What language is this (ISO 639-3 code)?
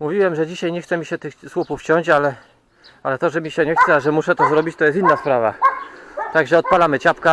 pol